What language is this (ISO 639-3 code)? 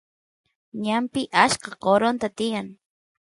qus